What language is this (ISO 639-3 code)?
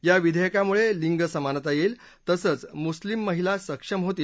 mar